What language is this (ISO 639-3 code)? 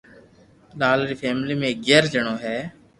lrk